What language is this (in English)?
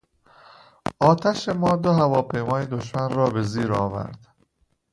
Persian